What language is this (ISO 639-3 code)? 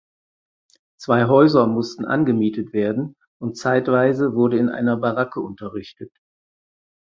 deu